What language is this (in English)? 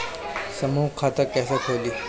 Bhojpuri